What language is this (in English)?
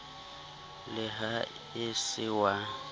Southern Sotho